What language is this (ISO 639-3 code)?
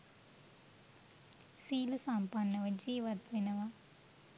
sin